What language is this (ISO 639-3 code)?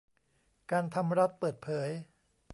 tha